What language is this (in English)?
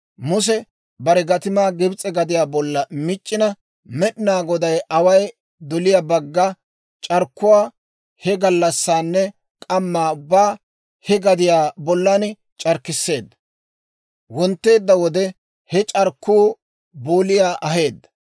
Dawro